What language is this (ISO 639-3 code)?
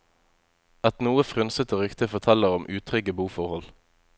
nor